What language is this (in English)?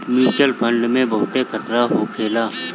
Bhojpuri